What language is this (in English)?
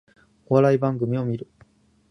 Japanese